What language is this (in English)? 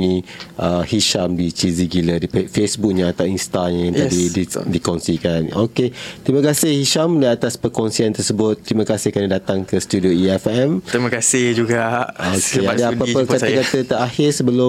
Malay